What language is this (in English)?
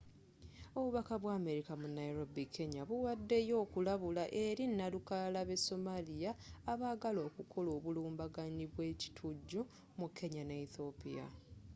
Ganda